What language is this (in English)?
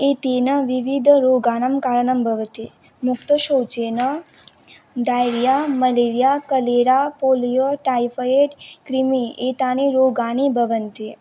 Sanskrit